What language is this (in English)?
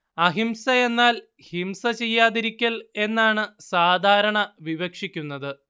Malayalam